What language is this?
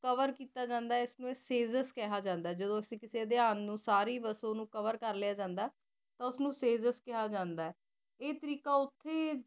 Punjabi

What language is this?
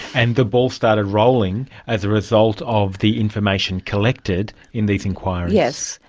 English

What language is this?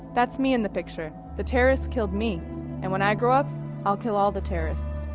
English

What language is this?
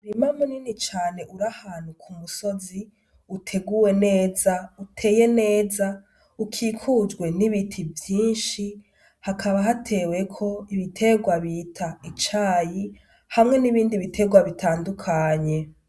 Rundi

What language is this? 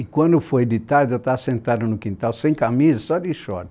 Portuguese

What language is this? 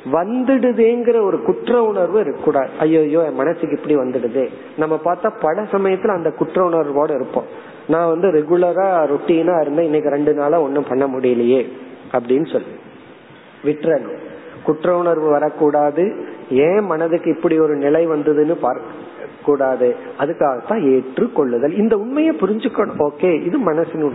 Tamil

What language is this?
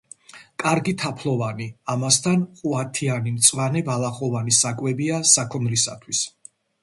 Georgian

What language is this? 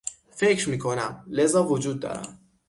Persian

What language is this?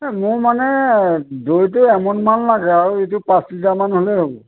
Assamese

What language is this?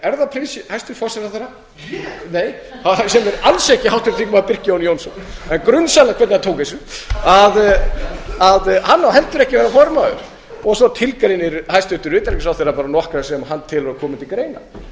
Icelandic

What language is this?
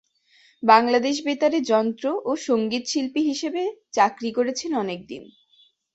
Bangla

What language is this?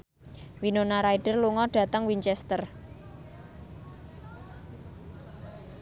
Javanese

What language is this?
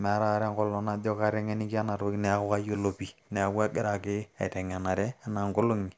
Masai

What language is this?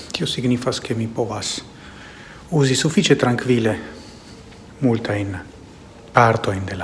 Italian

